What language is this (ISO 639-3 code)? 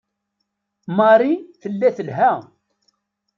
kab